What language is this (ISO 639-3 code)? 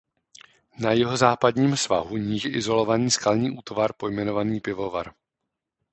ces